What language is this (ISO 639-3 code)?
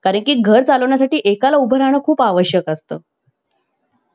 mar